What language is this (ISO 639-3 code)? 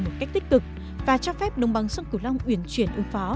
vie